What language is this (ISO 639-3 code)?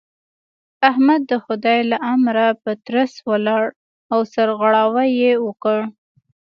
pus